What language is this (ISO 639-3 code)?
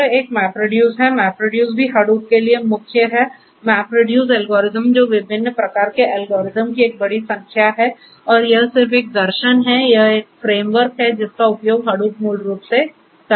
hin